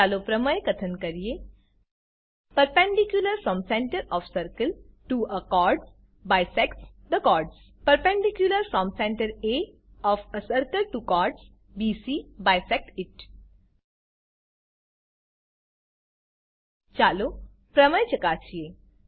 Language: Gujarati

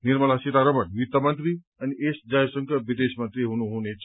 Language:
Nepali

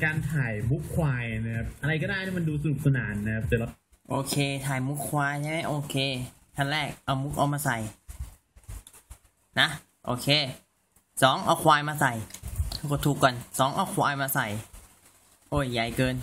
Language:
Thai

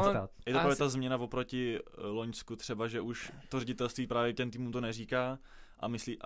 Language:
Czech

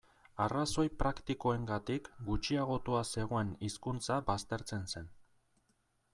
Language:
Basque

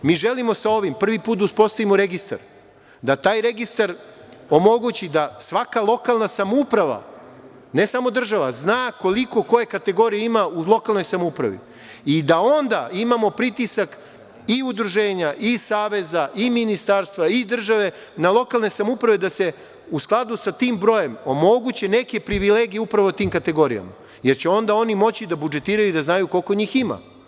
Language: Serbian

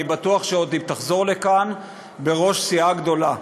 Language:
Hebrew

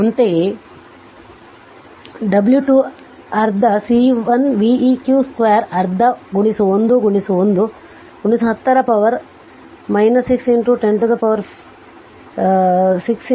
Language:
Kannada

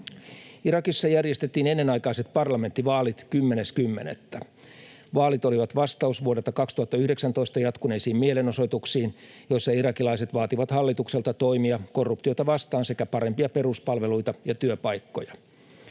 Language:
Finnish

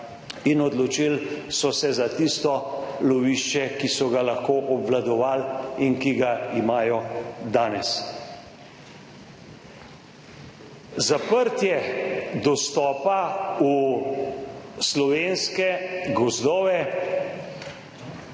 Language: Slovenian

